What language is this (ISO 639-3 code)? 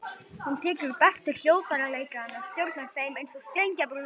isl